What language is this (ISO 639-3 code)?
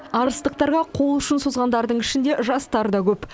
kaz